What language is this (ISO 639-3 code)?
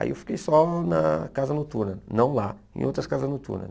por